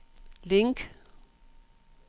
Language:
Danish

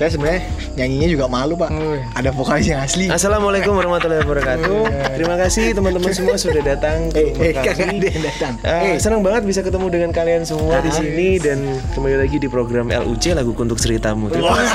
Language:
Indonesian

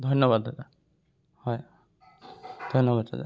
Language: Assamese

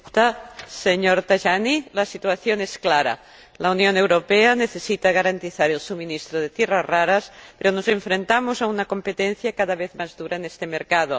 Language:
Spanish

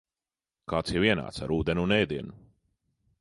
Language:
Latvian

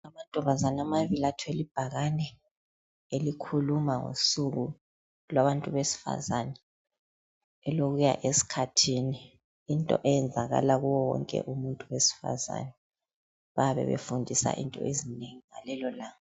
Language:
North Ndebele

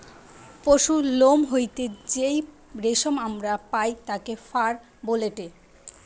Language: Bangla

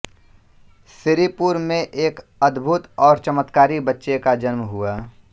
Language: Hindi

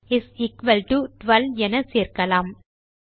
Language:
Tamil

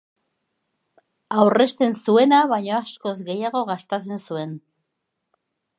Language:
Basque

